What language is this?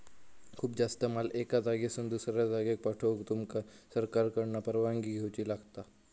Marathi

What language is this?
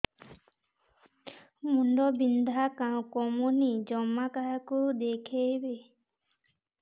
Odia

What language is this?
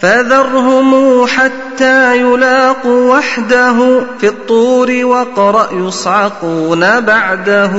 Arabic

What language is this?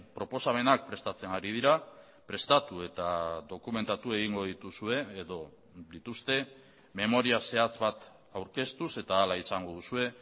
Basque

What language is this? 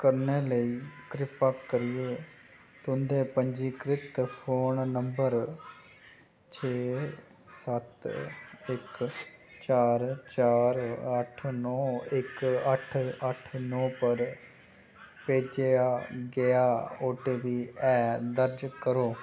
Dogri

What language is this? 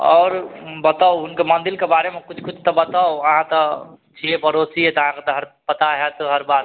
Maithili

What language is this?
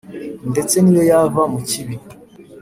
Kinyarwanda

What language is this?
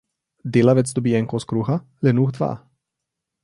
Slovenian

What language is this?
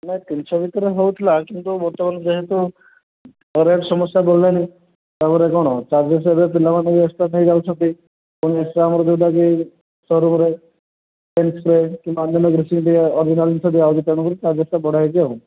Odia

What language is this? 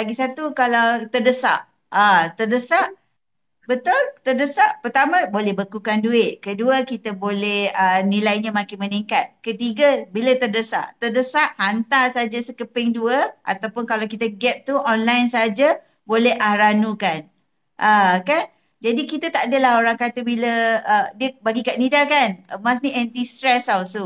Malay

